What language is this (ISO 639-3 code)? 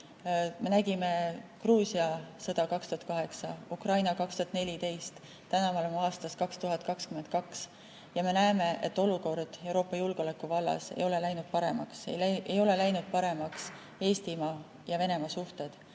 est